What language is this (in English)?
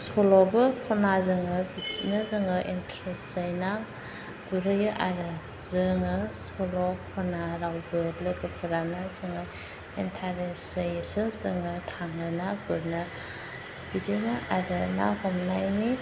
Bodo